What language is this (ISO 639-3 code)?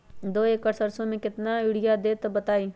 mag